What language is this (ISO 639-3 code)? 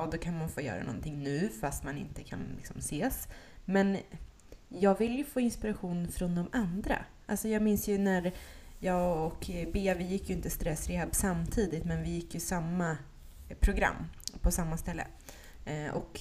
swe